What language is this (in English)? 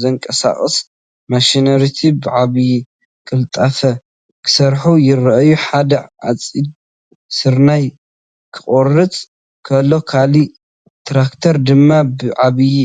Tigrinya